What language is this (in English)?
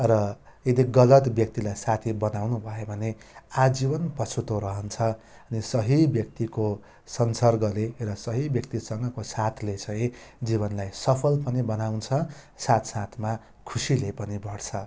Nepali